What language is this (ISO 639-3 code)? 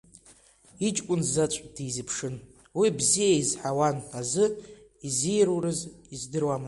abk